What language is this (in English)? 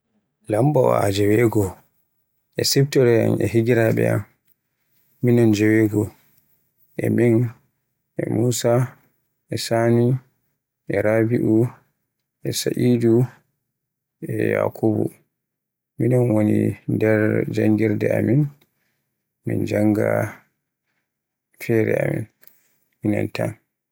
Borgu Fulfulde